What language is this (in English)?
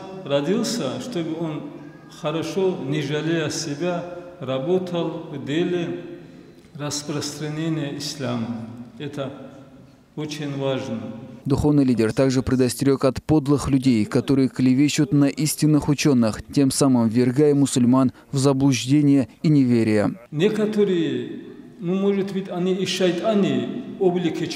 Russian